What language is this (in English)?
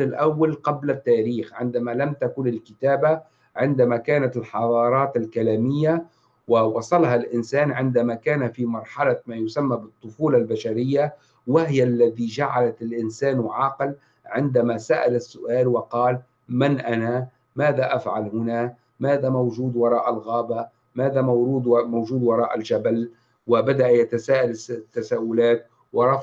Arabic